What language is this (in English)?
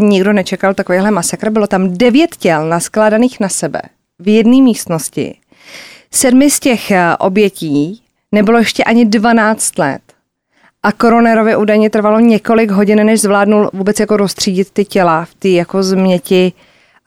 Czech